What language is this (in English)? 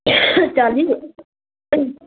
Nepali